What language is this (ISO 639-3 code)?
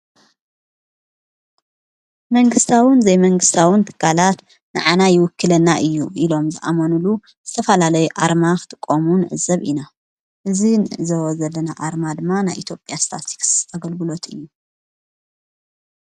tir